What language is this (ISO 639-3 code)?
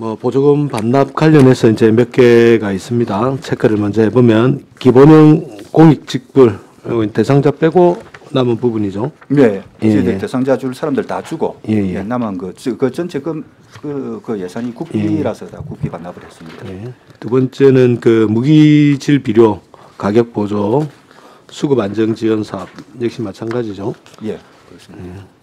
kor